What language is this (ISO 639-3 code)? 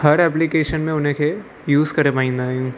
snd